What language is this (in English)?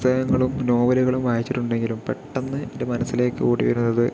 Malayalam